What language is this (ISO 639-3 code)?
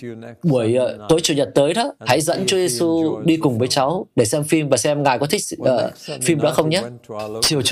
vie